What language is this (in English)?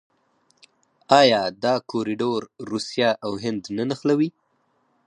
Pashto